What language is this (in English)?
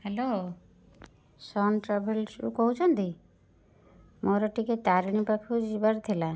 Odia